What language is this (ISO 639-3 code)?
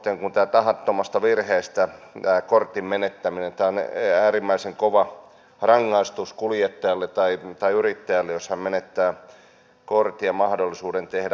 fin